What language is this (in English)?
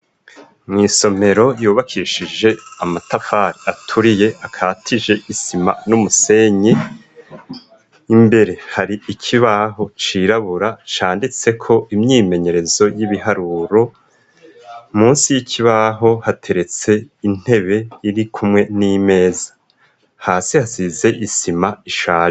Rundi